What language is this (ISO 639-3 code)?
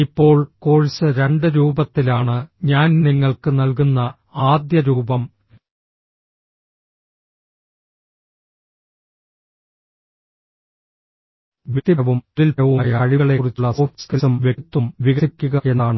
mal